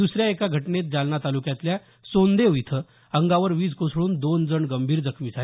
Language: Marathi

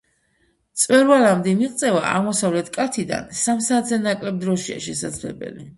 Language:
Georgian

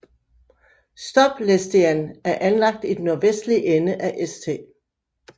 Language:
Danish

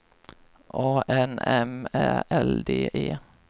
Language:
Swedish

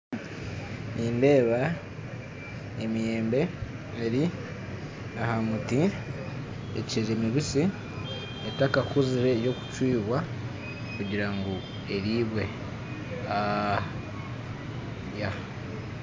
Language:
Nyankole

